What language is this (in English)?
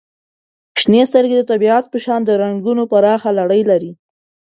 Pashto